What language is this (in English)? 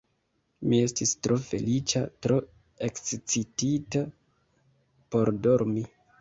Esperanto